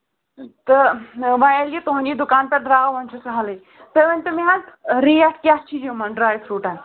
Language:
Kashmiri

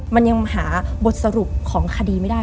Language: Thai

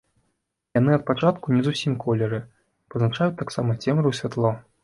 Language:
Belarusian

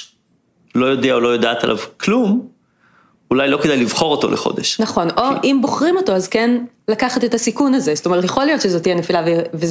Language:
Hebrew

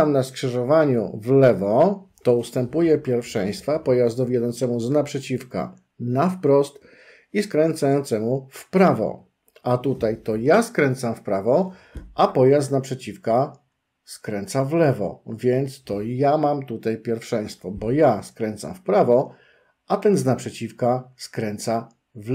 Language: Polish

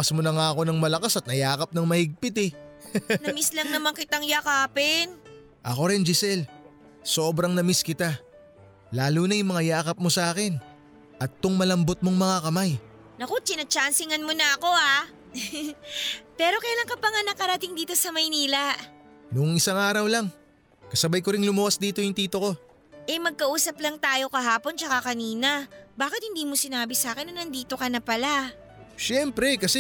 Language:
Filipino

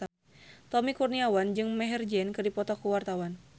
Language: Sundanese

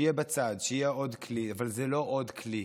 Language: Hebrew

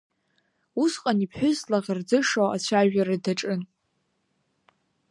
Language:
Abkhazian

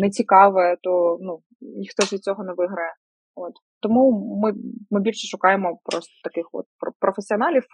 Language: Ukrainian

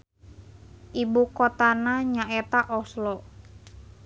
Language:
Sundanese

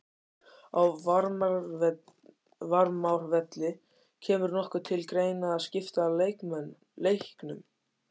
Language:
Icelandic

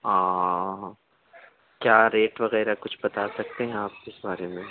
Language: Urdu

